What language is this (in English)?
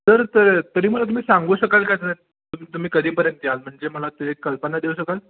Marathi